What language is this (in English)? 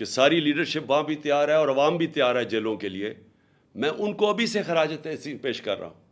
Urdu